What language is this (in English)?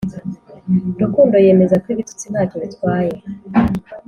Kinyarwanda